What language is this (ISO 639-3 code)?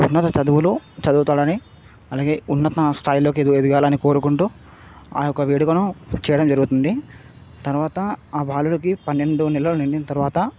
tel